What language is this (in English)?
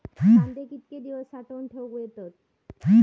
Marathi